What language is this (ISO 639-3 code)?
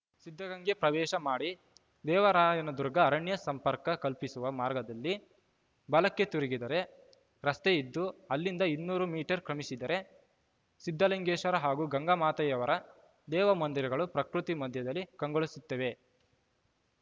kan